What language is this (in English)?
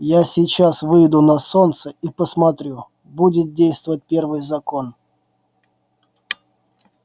Russian